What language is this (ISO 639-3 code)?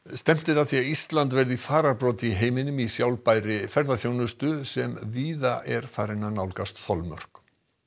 isl